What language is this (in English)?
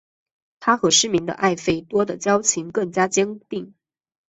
Chinese